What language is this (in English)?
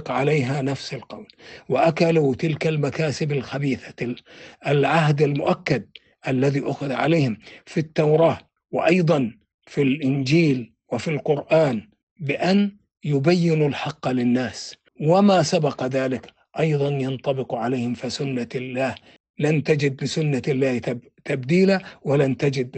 Arabic